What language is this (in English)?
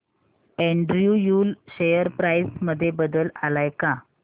Marathi